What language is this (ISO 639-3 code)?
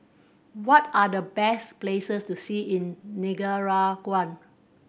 eng